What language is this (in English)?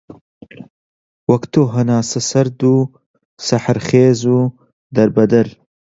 Central Kurdish